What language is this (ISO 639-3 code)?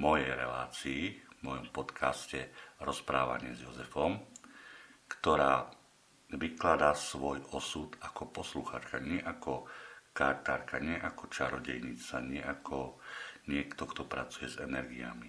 slk